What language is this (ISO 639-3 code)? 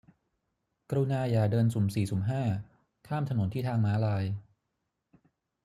tha